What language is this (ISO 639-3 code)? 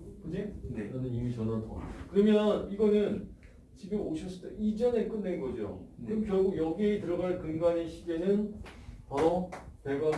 kor